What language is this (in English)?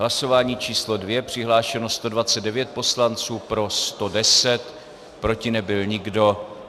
Czech